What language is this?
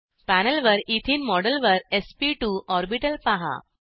Marathi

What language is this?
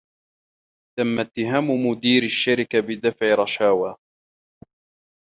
Arabic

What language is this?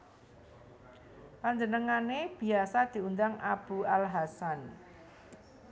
Javanese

